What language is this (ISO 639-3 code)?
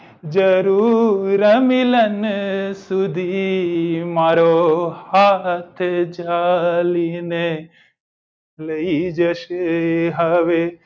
guj